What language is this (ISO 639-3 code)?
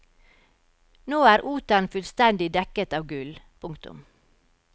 nor